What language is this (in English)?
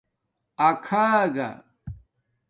Domaaki